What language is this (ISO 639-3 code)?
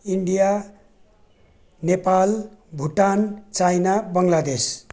nep